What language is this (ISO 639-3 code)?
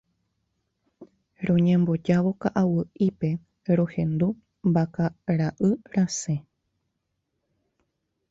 grn